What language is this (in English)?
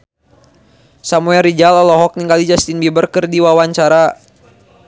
Sundanese